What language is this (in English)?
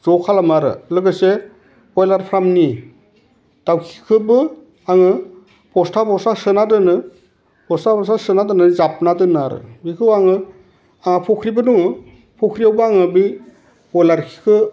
Bodo